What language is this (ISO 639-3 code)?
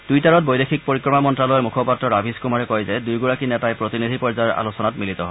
asm